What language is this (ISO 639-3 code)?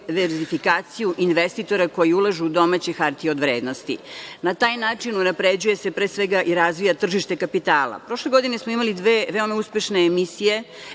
srp